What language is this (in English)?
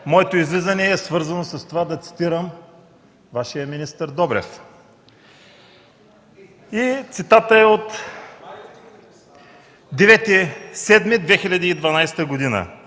Bulgarian